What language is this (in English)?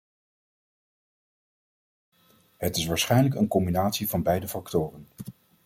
Dutch